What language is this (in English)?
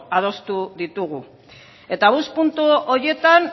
Basque